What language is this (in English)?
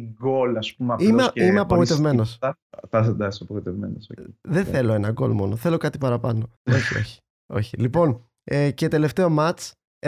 Greek